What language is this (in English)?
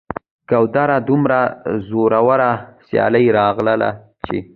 Pashto